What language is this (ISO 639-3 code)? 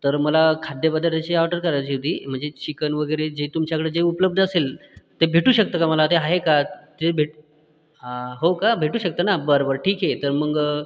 mar